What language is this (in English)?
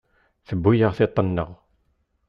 Kabyle